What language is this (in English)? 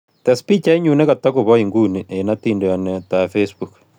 Kalenjin